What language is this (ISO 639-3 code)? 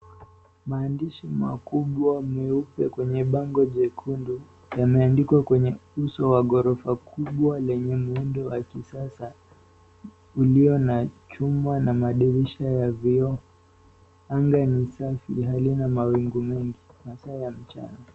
swa